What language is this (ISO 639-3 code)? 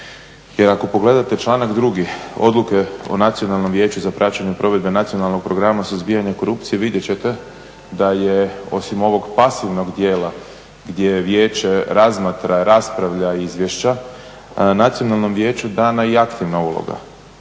hrv